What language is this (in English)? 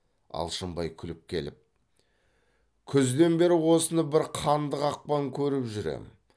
Kazakh